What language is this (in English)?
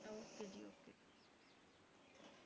Punjabi